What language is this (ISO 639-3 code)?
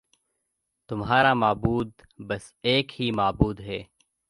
urd